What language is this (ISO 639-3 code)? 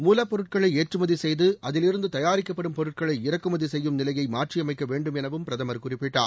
tam